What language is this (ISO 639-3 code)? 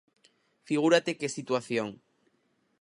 glg